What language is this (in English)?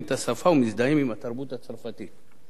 Hebrew